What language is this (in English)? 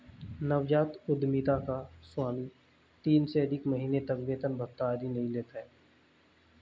Hindi